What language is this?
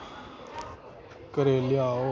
Dogri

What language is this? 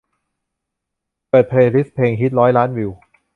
Thai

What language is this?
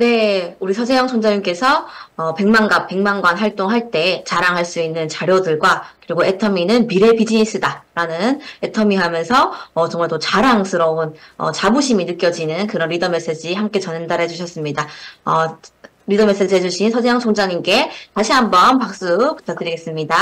Korean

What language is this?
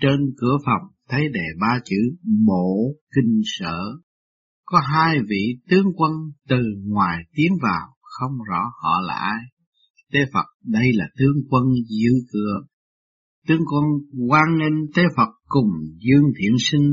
Vietnamese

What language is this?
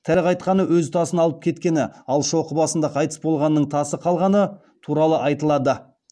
Kazakh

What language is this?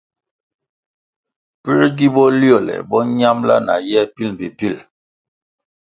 Kwasio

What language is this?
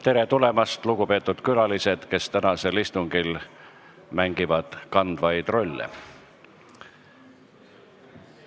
Estonian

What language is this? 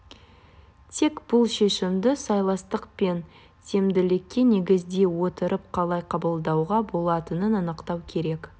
Kazakh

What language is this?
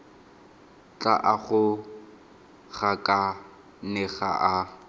Tswana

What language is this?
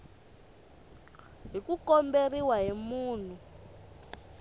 Tsonga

